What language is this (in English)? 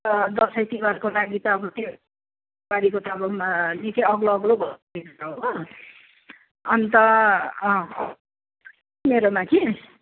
Nepali